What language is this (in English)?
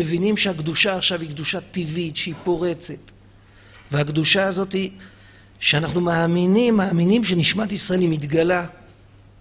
Hebrew